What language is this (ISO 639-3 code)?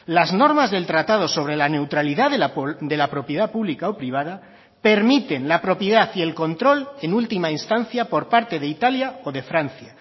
spa